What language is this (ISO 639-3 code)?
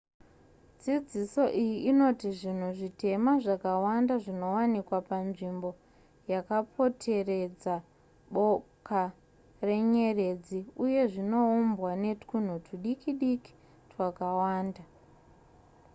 sna